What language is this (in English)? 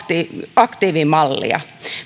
Finnish